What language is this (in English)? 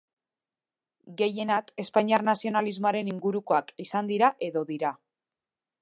Basque